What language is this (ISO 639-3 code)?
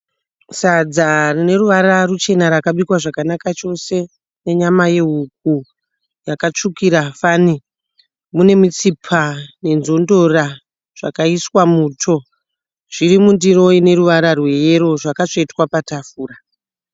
sna